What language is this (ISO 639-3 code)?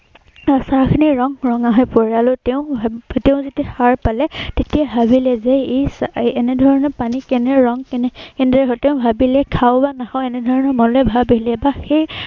asm